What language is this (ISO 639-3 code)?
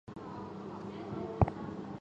zho